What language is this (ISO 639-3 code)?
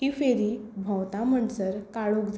kok